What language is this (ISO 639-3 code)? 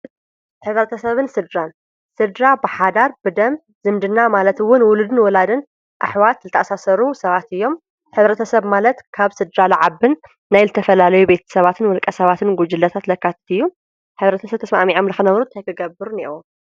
tir